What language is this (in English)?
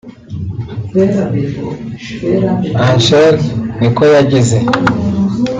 Kinyarwanda